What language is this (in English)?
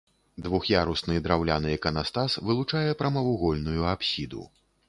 Belarusian